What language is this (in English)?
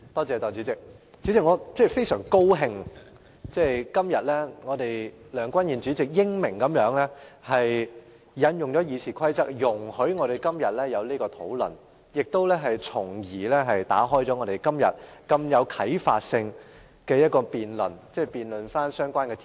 Cantonese